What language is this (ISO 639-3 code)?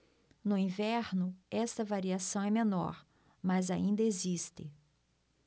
por